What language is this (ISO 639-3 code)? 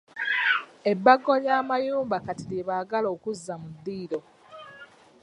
lug